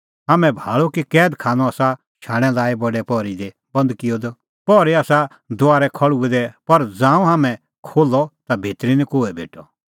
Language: Kullu Pahari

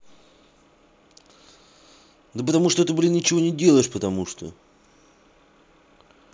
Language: Russian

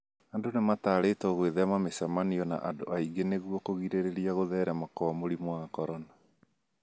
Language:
Kikuyu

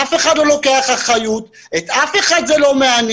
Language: Hebrew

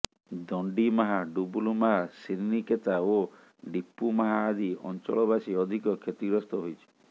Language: Odia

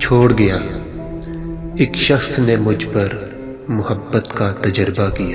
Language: Urdu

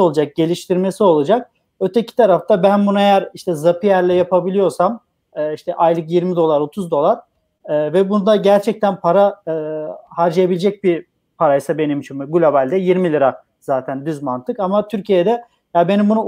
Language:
Turkish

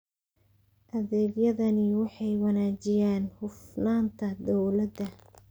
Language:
Somali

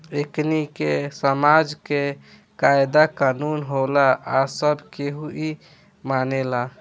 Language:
Bhojpuri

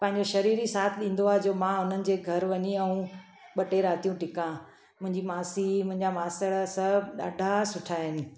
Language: Sindhi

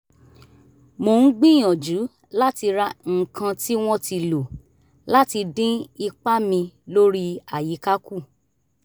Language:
Yoruba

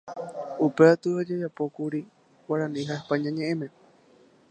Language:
Guarani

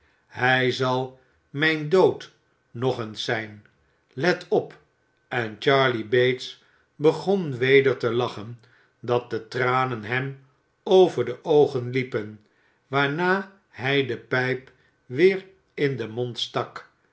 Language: Dutch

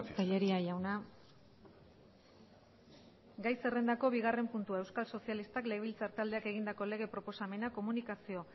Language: Basque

